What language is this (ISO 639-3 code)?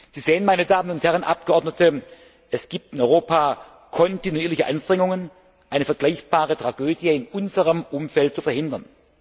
deu